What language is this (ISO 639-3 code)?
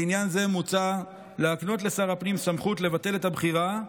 heb